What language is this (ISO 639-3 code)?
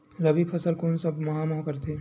hne